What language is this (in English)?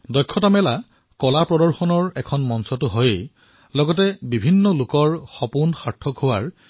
Assamese